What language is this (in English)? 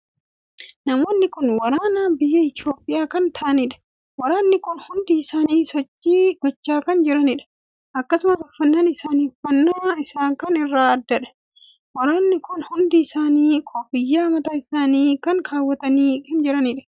Oromo